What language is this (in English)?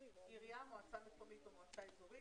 Hebrew